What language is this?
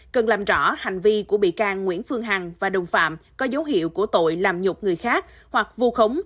Vietnamese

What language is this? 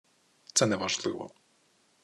Ukrainian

